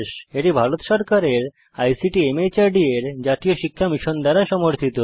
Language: Bangla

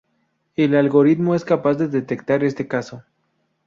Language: Spanish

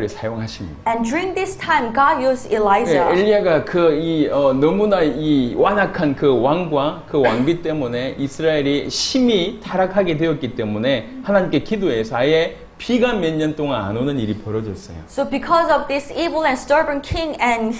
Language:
Korean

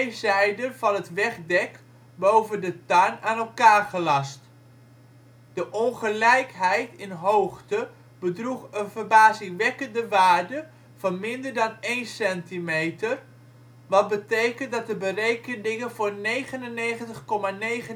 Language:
Dutch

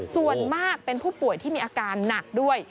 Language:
Thai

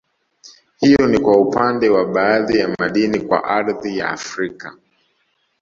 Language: Swahili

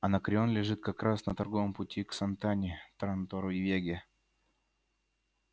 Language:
Russian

